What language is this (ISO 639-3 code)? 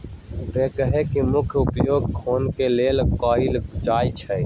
mag